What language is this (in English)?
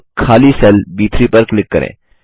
Hindi